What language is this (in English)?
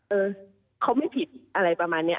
Thai